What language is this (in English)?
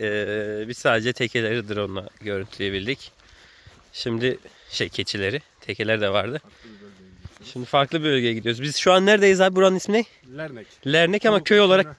Turkish